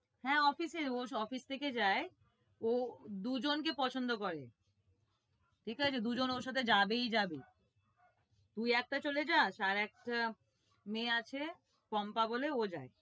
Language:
Bangla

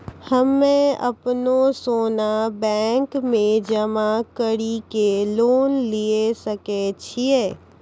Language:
Maithili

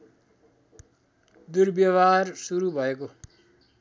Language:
Nepali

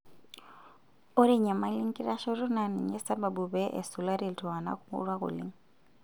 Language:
Masai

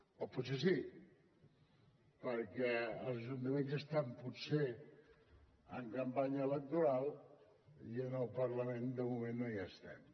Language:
Catalan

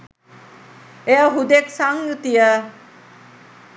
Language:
Sinhala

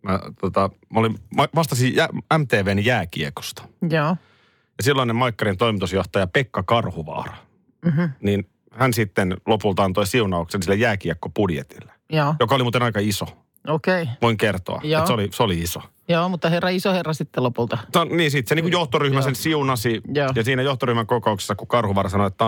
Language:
Finnish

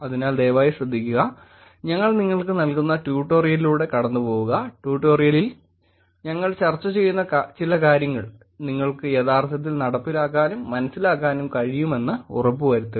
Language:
Malayalam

